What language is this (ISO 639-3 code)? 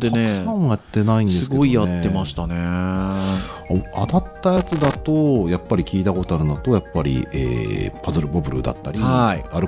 jpn